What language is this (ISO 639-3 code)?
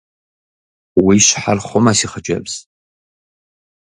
kbd